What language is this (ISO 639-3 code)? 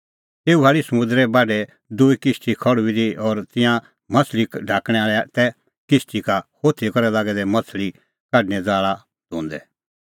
kfx